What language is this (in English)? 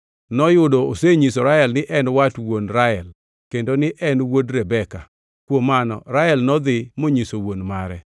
Luo (Kenya and Tanzania)